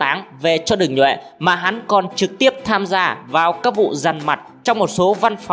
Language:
Vietnamese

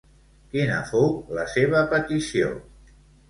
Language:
Catalan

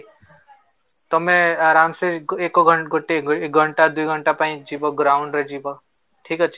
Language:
Odia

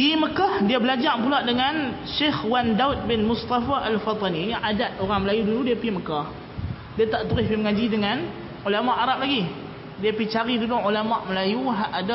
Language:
Malay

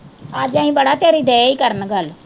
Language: Punjabi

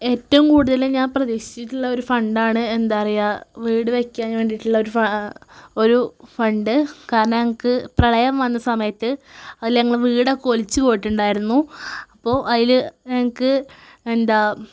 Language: Malayalam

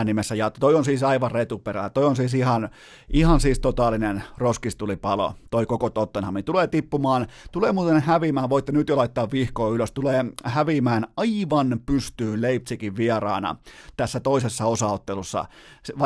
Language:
Finnish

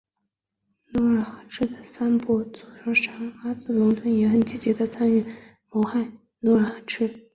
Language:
Chinese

